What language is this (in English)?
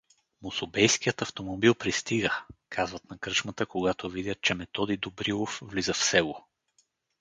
Bulgarian